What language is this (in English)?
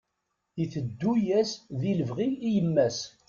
Kabyle